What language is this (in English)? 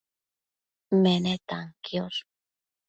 Matsés